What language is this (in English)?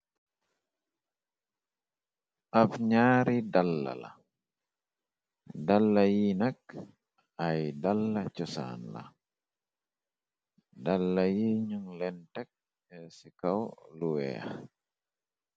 Wolof